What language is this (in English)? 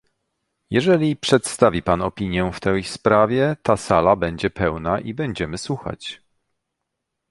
Polish